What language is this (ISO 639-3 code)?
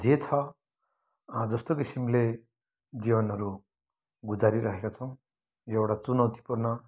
nep